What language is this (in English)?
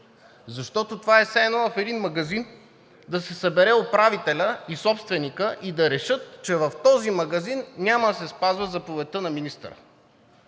Bulgarian